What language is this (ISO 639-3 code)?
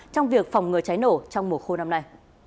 vie